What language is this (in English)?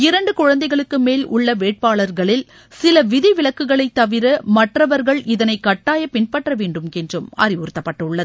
Tamil